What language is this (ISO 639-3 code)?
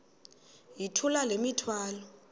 xho